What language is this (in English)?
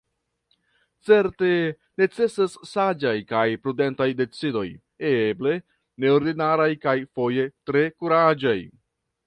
Esperanto